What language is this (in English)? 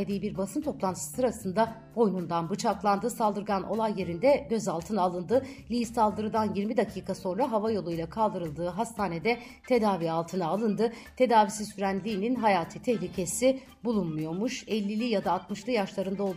Turkish